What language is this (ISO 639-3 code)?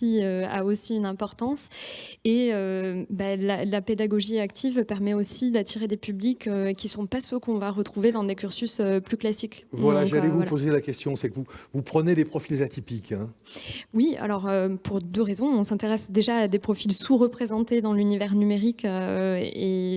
fra